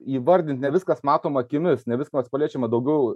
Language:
Lithuanian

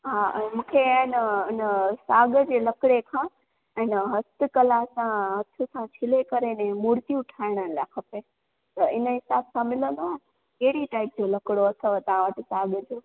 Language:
Sindhi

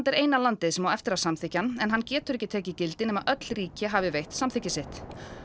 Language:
Icelandic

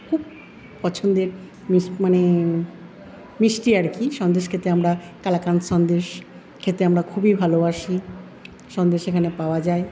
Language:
Bangla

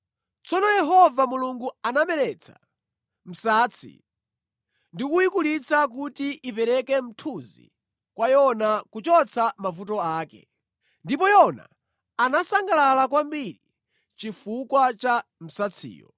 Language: Nyanja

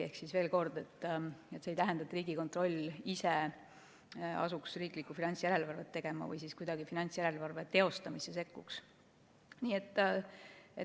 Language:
Estonian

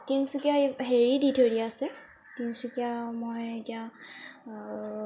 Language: Assamese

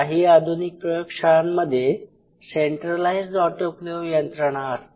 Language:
Marathi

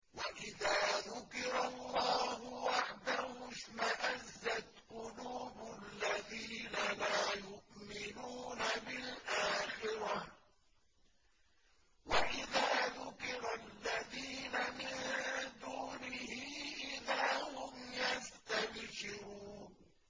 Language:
Arabic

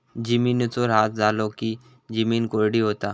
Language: Marathi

